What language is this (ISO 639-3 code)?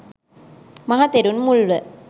sin